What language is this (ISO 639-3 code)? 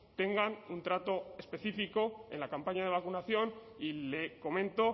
spa